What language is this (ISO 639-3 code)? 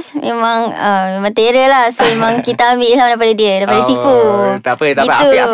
msa